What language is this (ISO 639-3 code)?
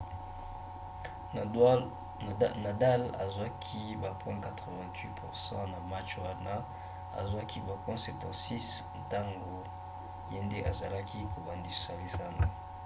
lin